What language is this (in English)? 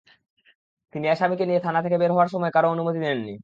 Bangla